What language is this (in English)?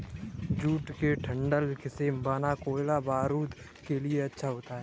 Hindi